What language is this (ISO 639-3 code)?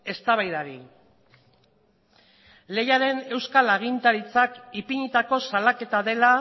eus